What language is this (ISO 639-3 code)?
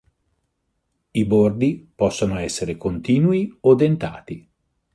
ita